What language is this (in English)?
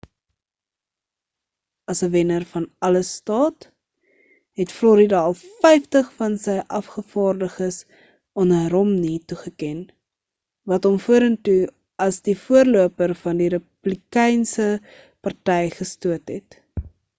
Afrikaans